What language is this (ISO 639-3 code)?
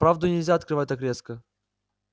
rus